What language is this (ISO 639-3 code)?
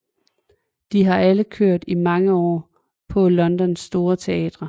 dan